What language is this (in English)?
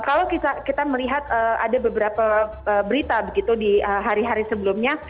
Indonesian